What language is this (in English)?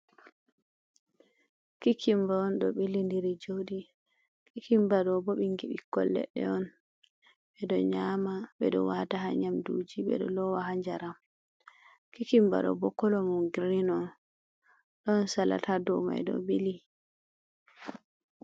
Fula